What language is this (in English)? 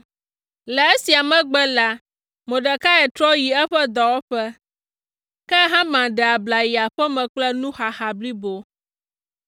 Ewe